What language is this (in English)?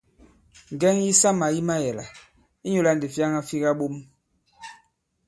Bankon